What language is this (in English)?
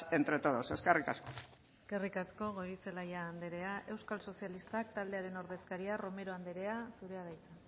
Basque